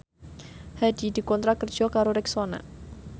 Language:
Javanese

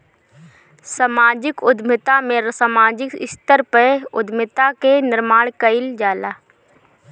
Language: Bhojpuri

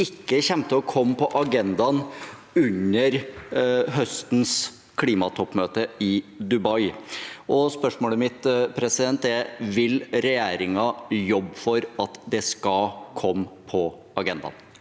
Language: Norwegian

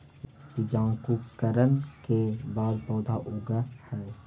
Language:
Magahi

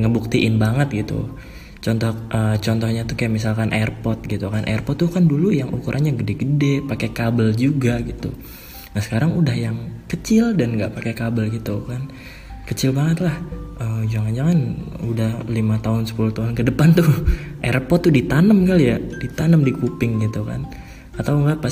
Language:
Indonesian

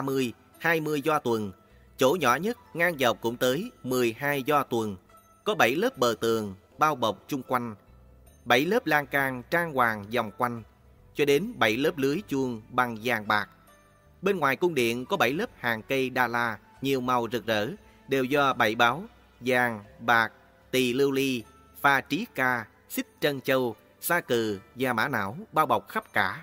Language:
Vietnamese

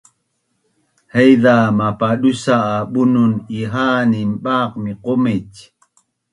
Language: Bunun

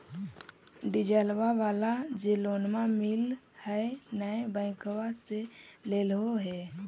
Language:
Magahi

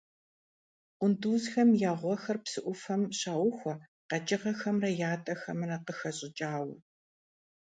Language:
Kabardian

